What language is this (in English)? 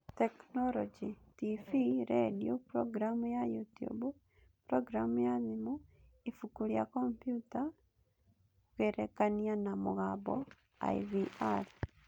Kikuyu